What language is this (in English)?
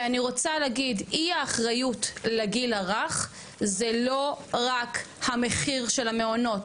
Hebrew